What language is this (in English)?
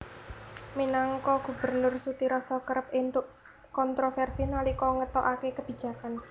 Javanese